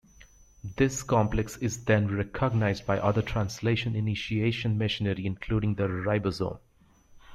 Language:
English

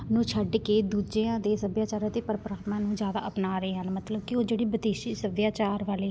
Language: Punjabi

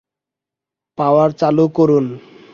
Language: Bangla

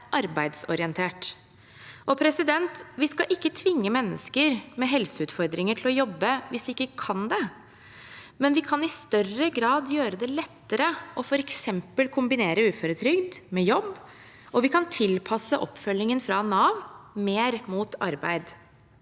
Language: Norwegian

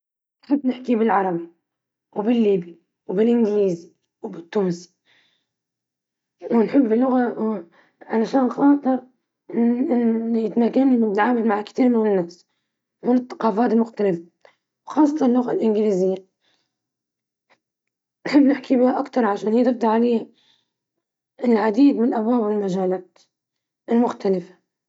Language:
Libyan Arabic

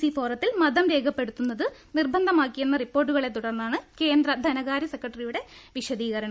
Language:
Malayalam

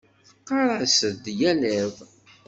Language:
Kabyle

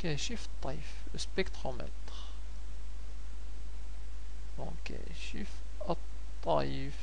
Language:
Arabic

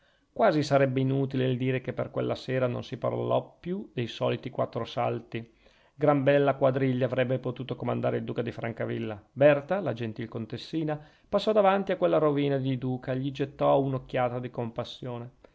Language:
Italian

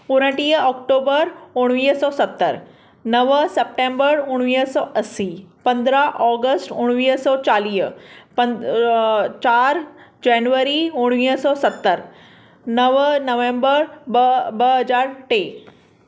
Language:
Sindhi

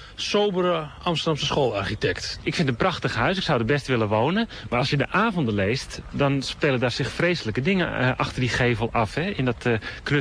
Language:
Dutch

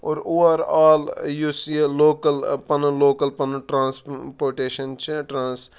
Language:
Kashmiri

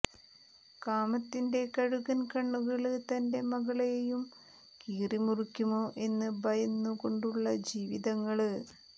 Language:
Malayalam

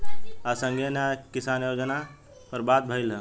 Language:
Bhojpuri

